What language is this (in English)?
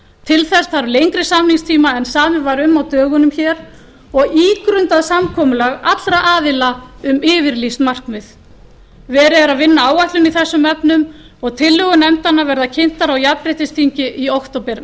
Icelandic